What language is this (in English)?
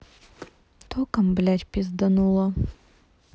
Russian